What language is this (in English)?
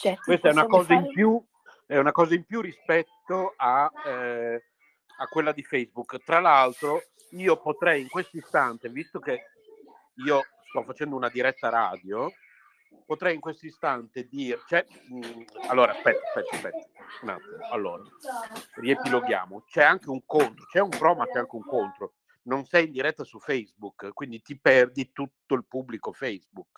Italian